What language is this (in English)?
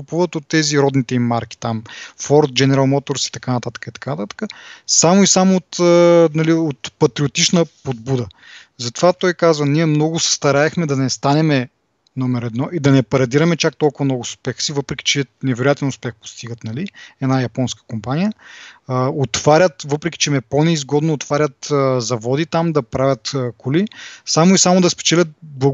Bulgarian